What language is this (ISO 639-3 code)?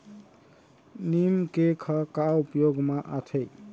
hne